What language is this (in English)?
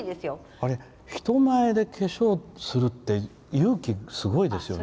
Japanese